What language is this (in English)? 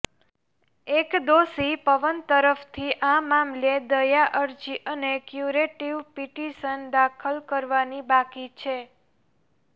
Gujarati